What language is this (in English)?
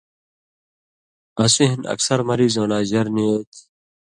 Indus Kohistani